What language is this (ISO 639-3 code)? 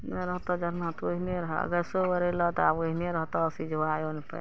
mai